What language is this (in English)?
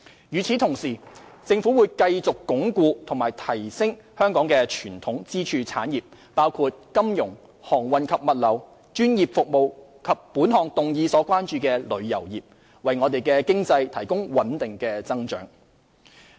Cantonese